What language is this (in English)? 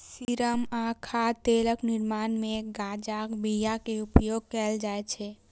Maithili